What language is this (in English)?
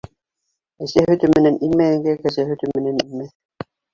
Bashkir